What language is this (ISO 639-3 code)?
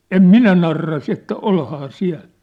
fin